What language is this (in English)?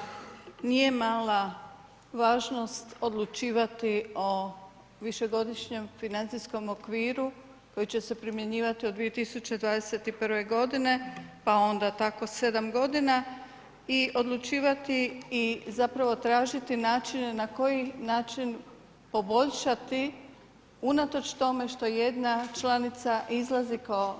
Croatian